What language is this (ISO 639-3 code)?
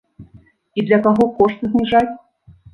bel